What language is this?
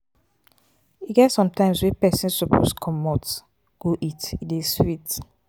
Nigerian Pidgin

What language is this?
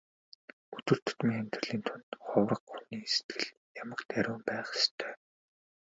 Mongolian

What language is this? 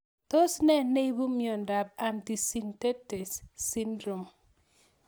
Kalenjin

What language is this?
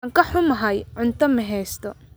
Somali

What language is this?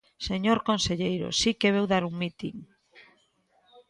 Galician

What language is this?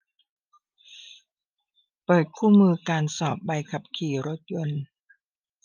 Thai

